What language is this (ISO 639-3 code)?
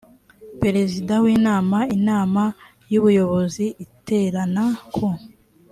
kin